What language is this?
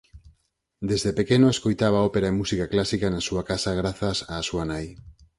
Galician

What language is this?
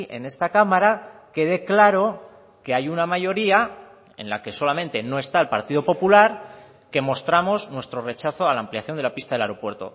Spanish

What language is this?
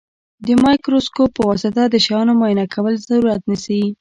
Pashto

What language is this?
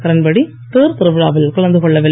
Tamil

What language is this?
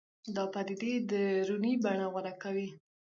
Pashto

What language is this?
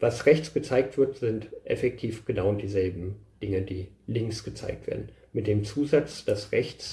German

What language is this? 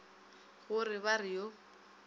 Northern Sotho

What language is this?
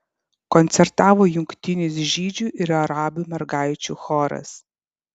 Lithuanian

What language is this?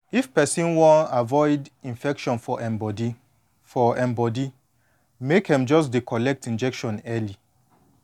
Nigerian Pidgin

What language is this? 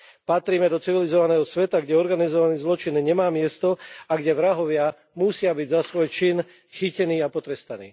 Slovak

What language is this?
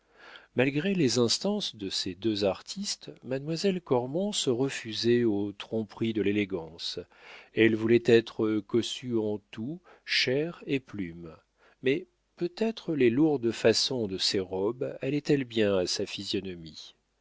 French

